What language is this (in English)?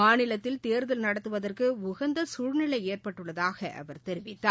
Tamil